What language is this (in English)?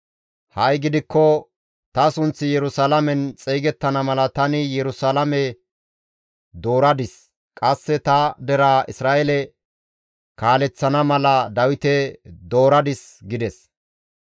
Gamo